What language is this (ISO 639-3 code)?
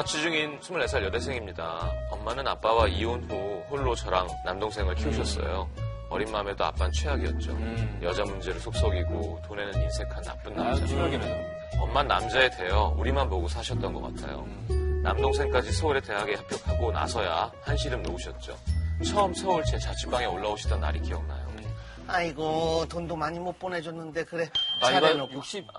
kor